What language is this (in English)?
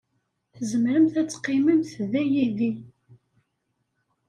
Kabyle